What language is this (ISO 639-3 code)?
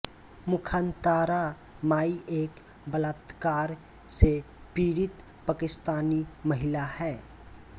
hin